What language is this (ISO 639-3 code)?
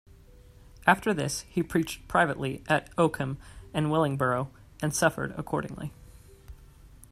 eng